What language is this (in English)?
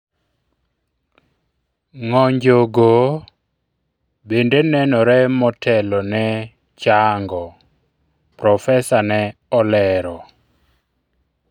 Luo (Kenya and Tanzania)